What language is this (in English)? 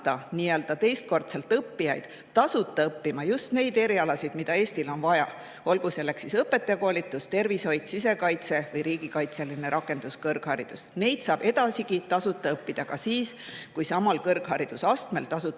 Estonian